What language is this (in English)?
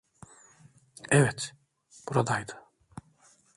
Turkish